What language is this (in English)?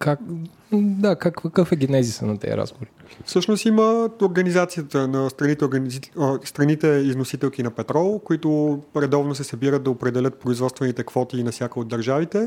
Bulgarian